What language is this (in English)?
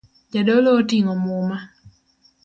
Luo (Kenya and Tanzania)